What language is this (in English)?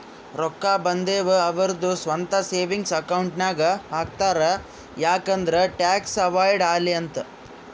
Kannada